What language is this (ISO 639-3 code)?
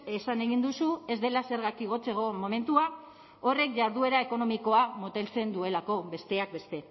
eus